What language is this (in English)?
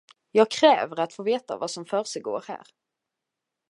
Swedish